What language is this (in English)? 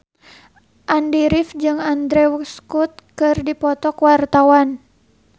Sundanese